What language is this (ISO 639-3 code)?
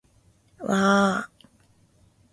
jpn